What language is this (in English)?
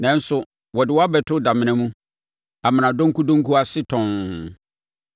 Akan